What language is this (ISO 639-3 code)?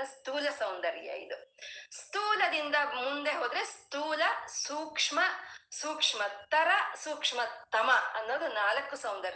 kan